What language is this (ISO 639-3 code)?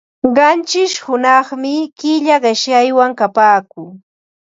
qva